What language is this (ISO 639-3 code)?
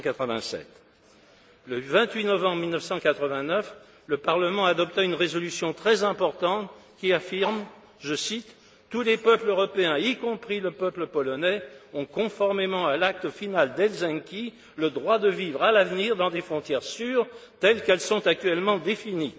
fra